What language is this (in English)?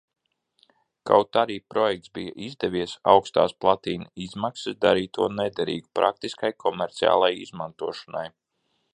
Latvian